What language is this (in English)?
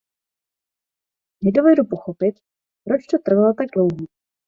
Czech